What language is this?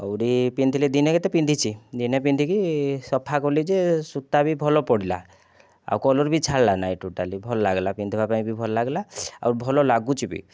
Odia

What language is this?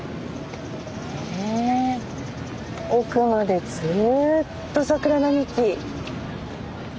Japanese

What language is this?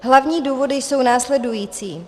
Czech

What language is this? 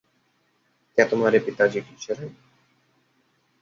Hindi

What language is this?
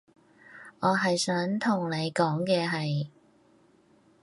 Cantonese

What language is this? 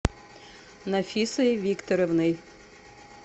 Russian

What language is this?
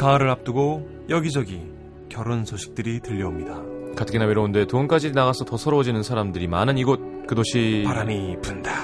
Korean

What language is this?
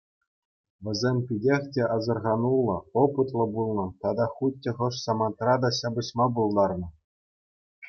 Chuvash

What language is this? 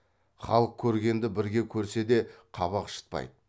Kazakh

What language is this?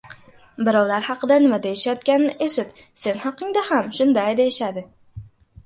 Uzbek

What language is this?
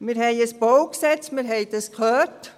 Swiss German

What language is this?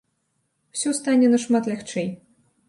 Belarusian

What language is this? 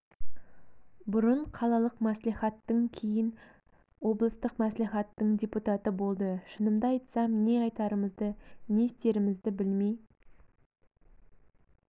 Kazakh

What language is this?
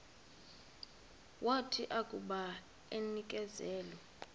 Xhosa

